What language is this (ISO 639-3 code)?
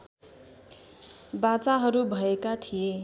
nep